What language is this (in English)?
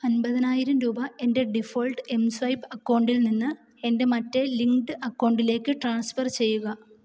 Malayalam